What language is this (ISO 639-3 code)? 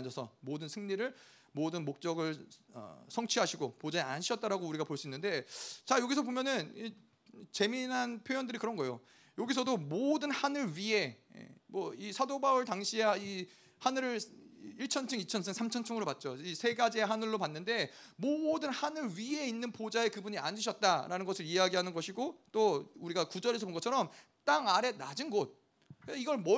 kor